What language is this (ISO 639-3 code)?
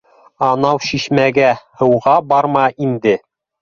bak